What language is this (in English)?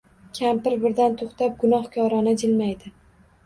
Uzbek